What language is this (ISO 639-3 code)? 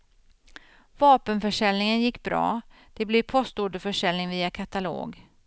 swe